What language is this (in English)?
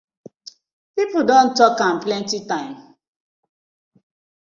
Nigerian Pidgin